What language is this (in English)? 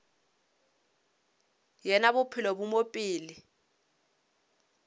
Northern Sotho